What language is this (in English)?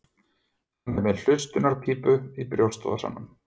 Icelandic